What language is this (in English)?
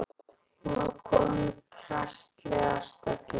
Icelandic